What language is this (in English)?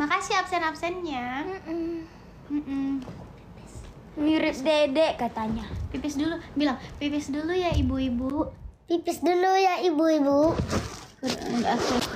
Indonesian